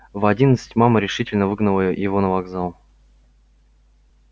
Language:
Russian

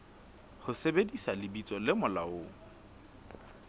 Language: Southern Sotho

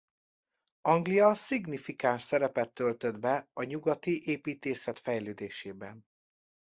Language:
Hungarian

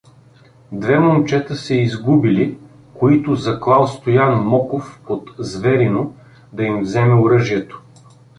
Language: Bulgarian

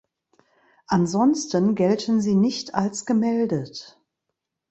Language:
German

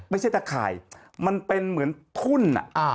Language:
Thai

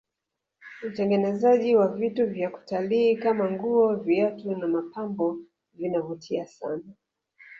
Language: Swahili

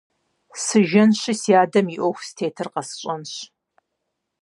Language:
Kabardian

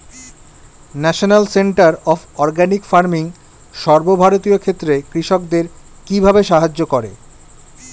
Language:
Bangla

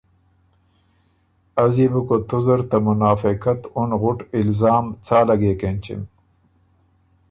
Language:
Ormuri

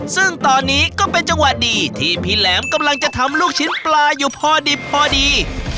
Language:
Thai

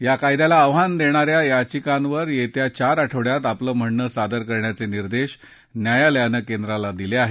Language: Marathi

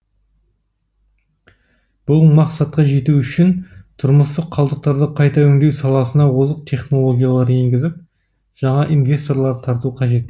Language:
Kazakh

